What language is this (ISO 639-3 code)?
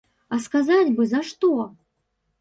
bel